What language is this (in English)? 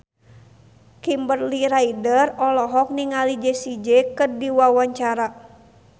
Sundanese